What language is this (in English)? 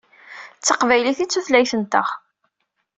Kabyle